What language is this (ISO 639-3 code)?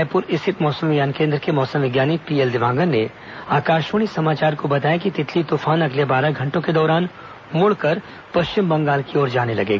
hin